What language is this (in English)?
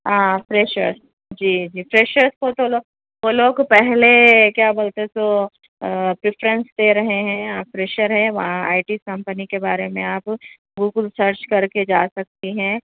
Urdu